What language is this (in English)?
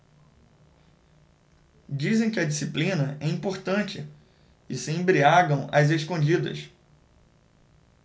Portuguese